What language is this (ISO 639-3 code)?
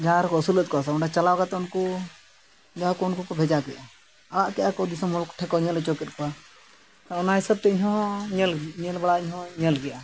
sat